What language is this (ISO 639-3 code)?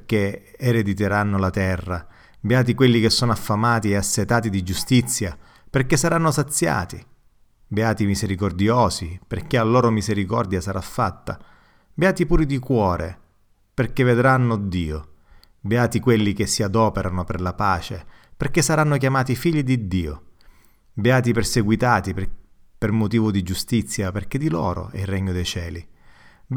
ita